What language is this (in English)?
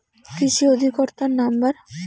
Bangla